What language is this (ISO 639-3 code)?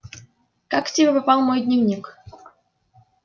rus